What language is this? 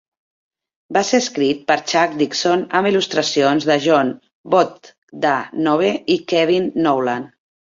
Catalan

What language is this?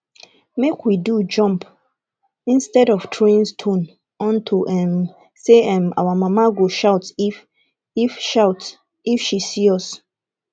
Nigerian Pidgin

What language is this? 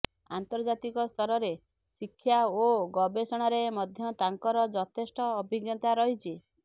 Odia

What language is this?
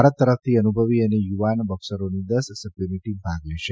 Gujarati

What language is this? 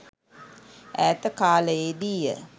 Sinhala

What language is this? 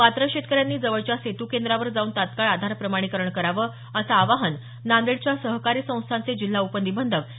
Marathi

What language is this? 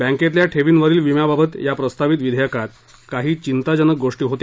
Marathi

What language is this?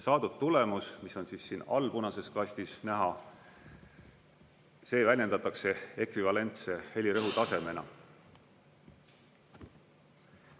Estonian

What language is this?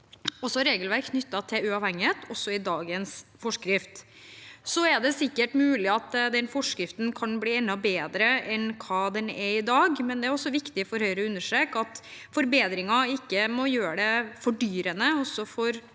Norwegian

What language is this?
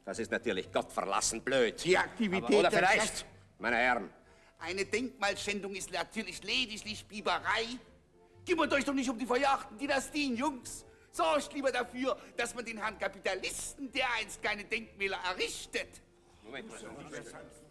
German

